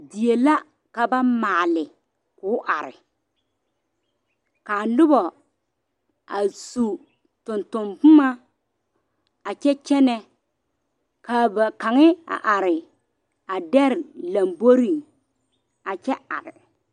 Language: Southern Dagaare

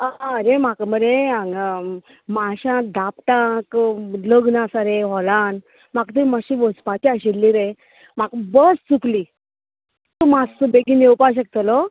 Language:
Konkani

